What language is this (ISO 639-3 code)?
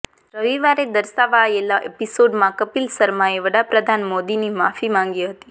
guj